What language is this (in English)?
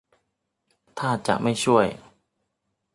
Thai